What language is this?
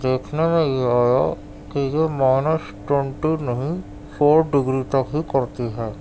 Urdu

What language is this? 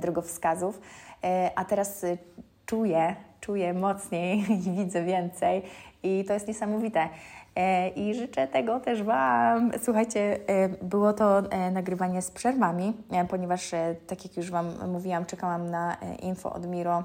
Polish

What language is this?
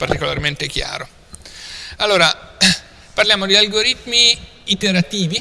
Italian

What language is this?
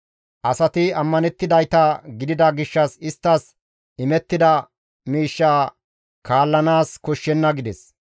Gamo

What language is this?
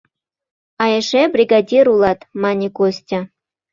Mari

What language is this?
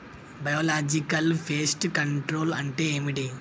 Telugu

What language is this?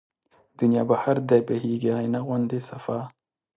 Pashto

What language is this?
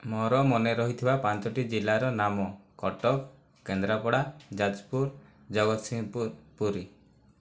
Odia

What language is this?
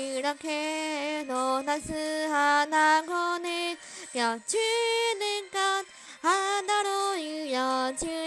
Korean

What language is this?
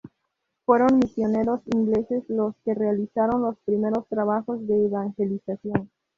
Spanish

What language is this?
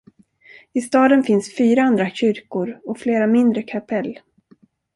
Swedish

